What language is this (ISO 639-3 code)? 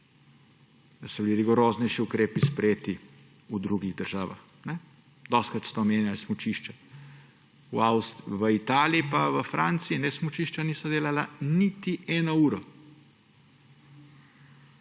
slv